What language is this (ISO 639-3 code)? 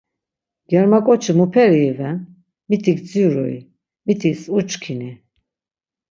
lzz